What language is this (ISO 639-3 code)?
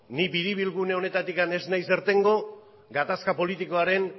eus